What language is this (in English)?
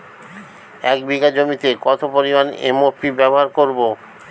Bangla